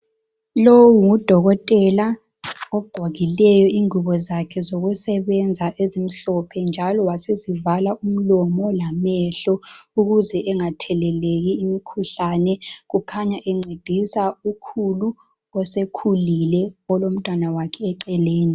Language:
North Ndebele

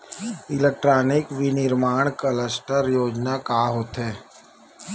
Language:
Chhattisgarhi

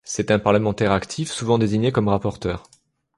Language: French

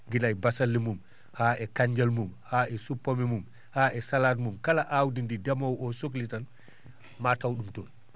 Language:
Fula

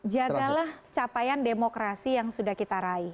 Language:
Indonesian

